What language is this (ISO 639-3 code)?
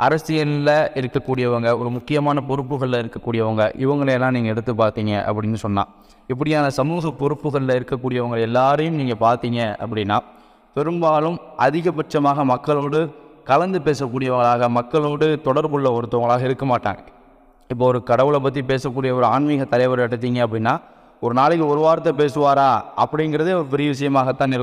ara